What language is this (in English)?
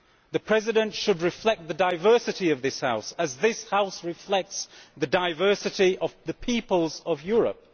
English